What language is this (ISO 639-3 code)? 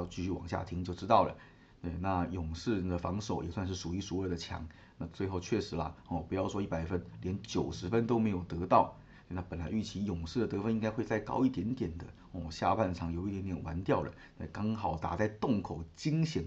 zho